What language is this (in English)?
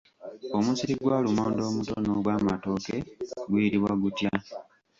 Ganda